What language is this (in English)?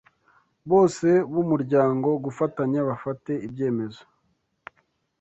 Kinyarwanda